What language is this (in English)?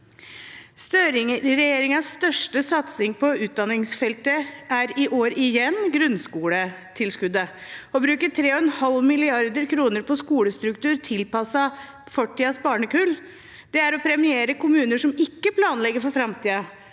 Norwegian